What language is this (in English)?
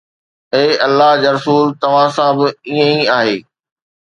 Sindhi